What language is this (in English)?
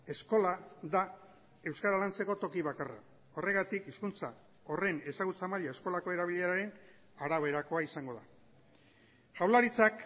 Basque